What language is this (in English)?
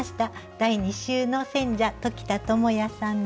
Japanese